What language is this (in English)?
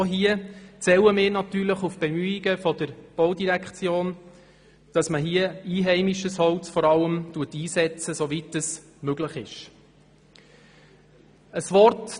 Swiss German